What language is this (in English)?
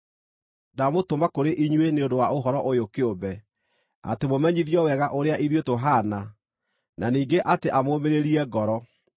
Kikuyu